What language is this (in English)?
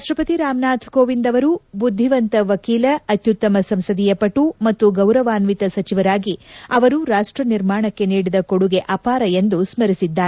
Kannada